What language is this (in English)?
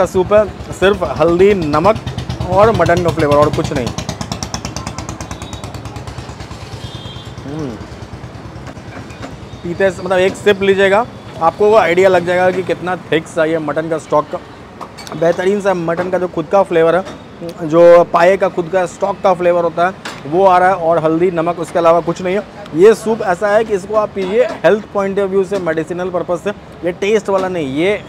Hindi